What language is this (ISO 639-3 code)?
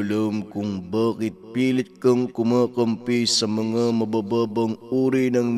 fil